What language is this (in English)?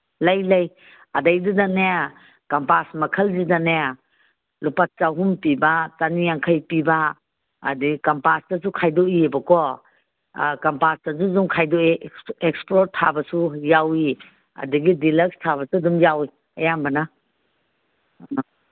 Manipuri